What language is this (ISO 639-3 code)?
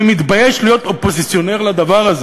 heb